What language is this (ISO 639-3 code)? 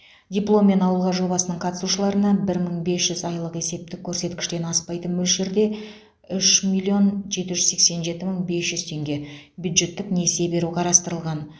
kaz